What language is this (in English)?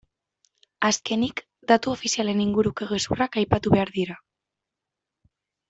Basque